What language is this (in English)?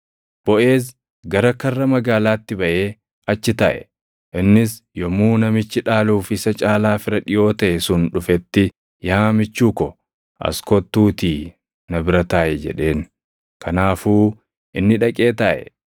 Oromo